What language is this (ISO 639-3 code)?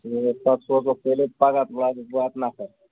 kas